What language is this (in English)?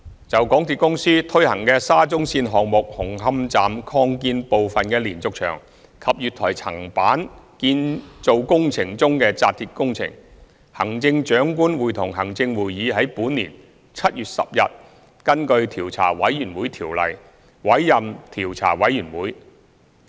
Cantonese